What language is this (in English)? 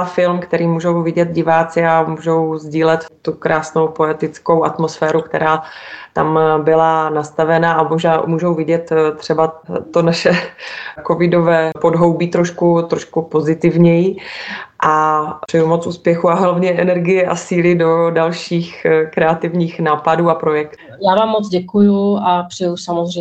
Czech